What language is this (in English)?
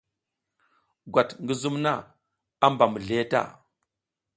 South Giziga